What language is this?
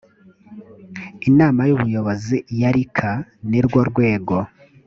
Kinyarwanda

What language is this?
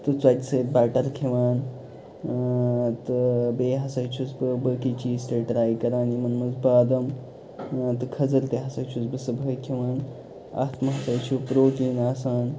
Kashmiri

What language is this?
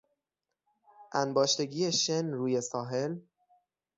Persian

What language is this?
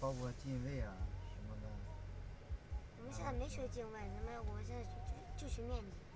Chinese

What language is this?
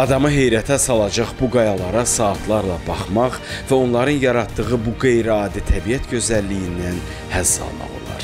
Turkish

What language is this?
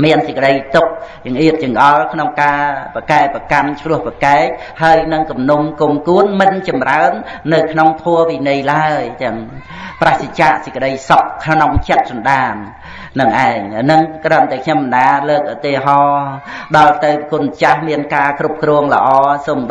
Vietnamese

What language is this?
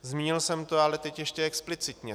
Czech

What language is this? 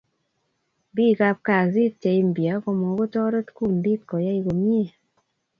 Kalenjin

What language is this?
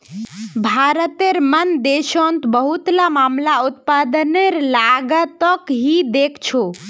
Magahi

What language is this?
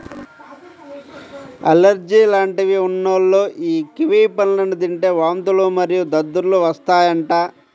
Telugu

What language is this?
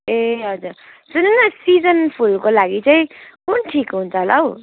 Nepali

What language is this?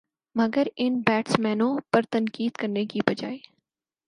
Urdu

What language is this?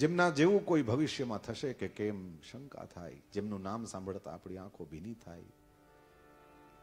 Hindi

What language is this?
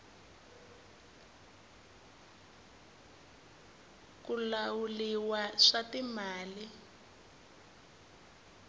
Tsonga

